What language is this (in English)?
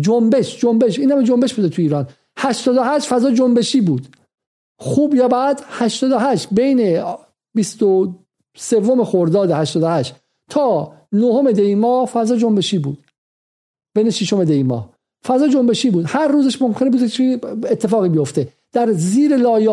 Persian